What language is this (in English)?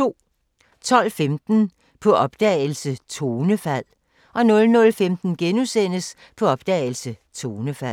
Danish